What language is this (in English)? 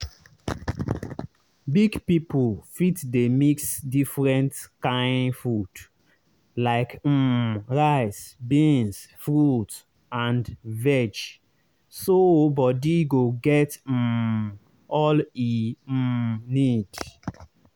Nigerian Pidgin